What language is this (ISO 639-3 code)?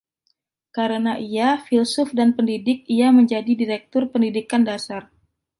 ind